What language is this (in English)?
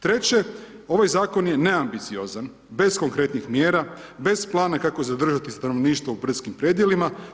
Croatian